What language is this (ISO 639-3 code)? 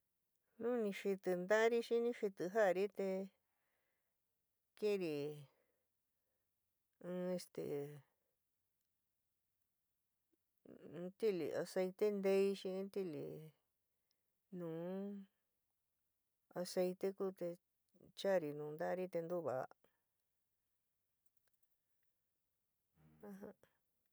mig